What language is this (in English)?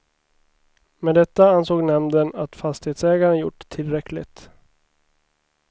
Swedish